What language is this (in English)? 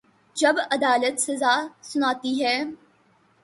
Urdu